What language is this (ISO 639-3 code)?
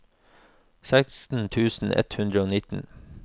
nor